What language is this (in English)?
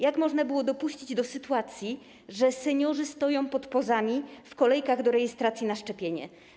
Polish